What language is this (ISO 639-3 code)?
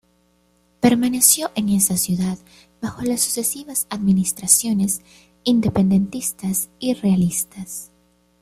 spa